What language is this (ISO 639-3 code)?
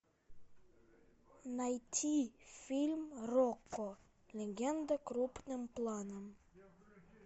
rus